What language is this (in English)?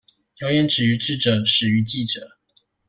Chinese